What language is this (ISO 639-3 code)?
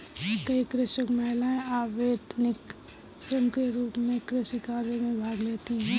hin